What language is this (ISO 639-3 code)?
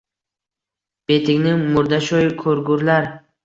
uzb